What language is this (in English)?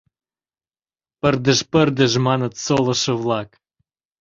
Mari